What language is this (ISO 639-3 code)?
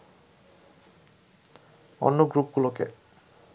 ben